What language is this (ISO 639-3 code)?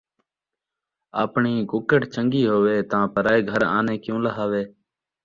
skr